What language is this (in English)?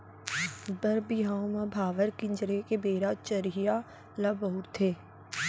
Chhattisgarhi